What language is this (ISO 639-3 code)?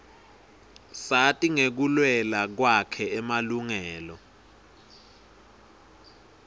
ssw